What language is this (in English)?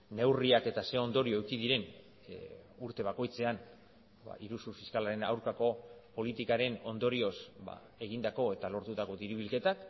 Basque